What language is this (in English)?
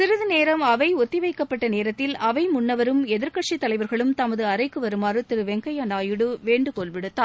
Tamil